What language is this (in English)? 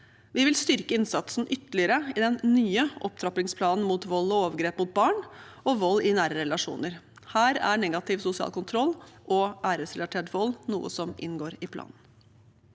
Norwegian